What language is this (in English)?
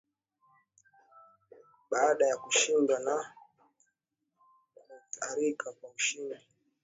Swahili